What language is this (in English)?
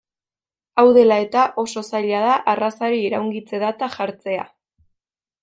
Basque